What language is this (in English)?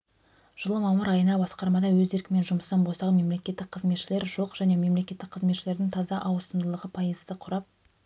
Kazakh